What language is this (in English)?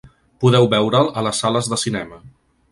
Catalan